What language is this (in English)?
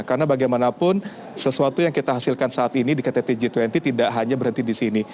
Indonesian